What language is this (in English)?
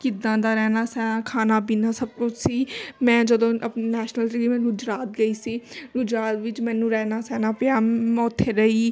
Punjabi